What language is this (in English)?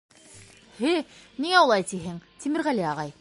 Bashkir